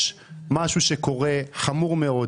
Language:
Hebrew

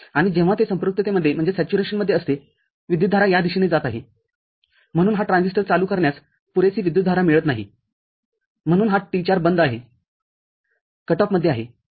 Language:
Marathi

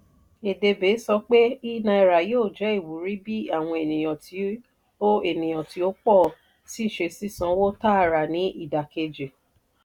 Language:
Yoruba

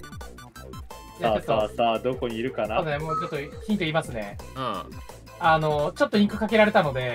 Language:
Japanese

